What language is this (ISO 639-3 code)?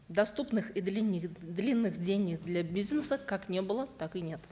kaz